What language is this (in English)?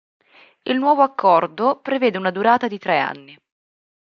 Italian